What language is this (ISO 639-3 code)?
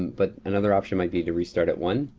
eng